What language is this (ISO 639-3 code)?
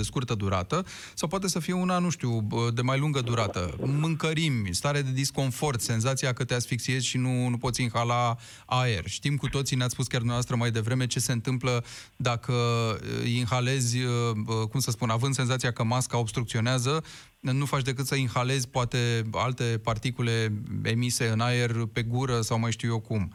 ron